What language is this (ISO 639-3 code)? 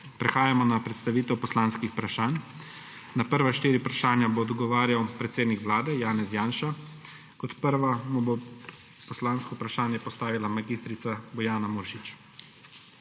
slv